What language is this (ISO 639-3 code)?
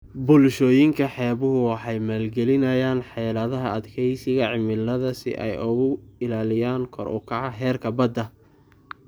som